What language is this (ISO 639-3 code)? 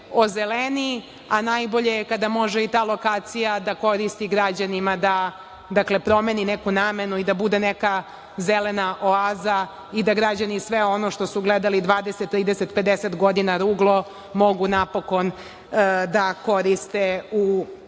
srp